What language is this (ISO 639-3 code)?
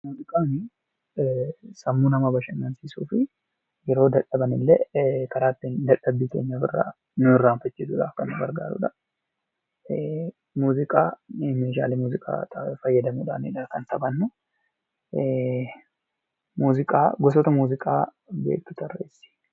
orm